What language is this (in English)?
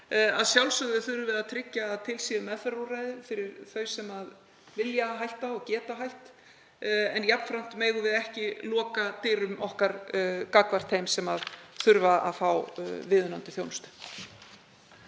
Icelandic